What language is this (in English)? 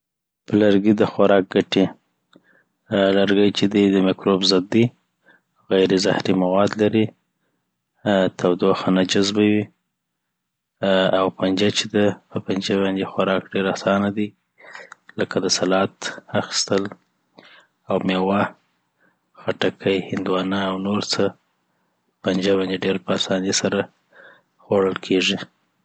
Southern Pashto